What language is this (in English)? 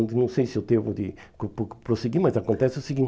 Portuguese